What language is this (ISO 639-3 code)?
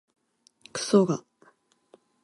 jpn